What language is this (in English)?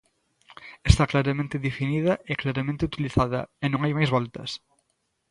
Galician